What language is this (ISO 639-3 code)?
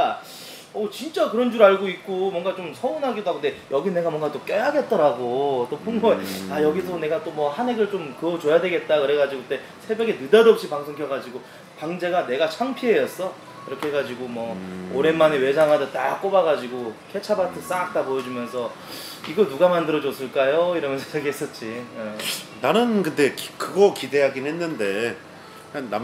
kor